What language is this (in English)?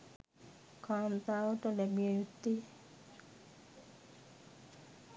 Sinhala